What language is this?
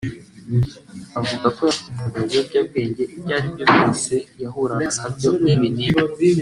Kinyarwanda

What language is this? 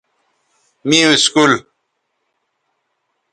Bateri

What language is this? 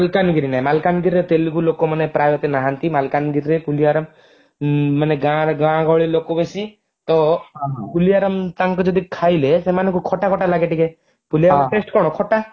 Odia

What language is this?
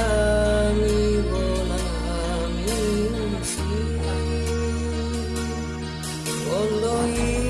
Indonesian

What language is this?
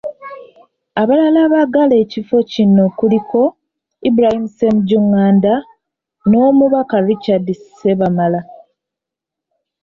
Ganda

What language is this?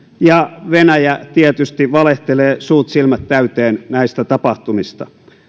Finnish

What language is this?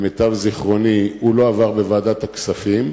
Hebrew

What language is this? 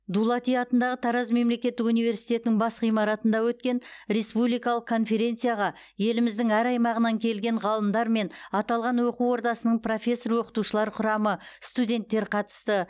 Kazakh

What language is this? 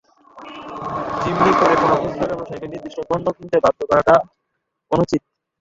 Bangla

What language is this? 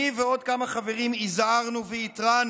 Hebrew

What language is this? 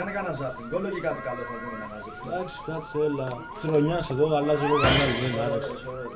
Greek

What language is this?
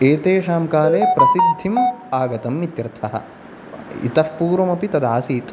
Sanskrit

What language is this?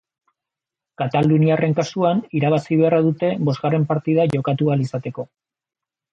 Basque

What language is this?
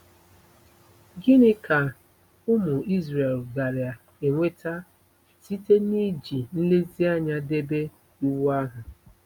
Igbo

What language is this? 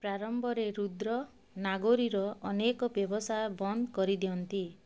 Odia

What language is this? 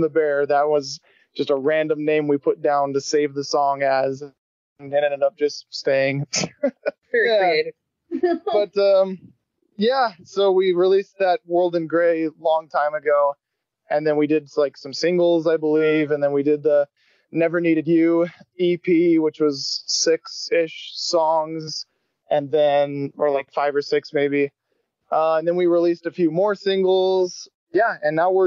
English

